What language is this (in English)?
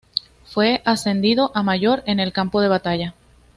Spanish